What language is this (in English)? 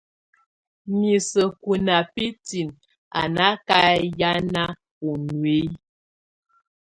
Tunen